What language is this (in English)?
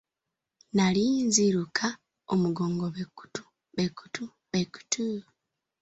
Ganda